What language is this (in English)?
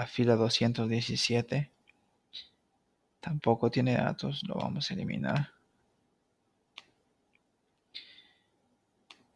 Spanish